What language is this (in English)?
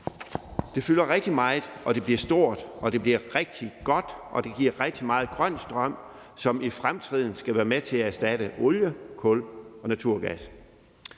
Danish